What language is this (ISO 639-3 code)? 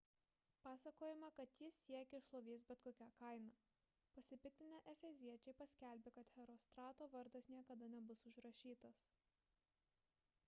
lit